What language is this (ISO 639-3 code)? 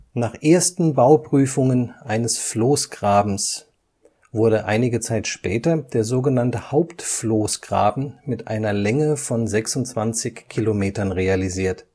deu